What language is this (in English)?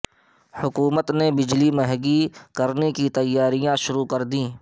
Urdu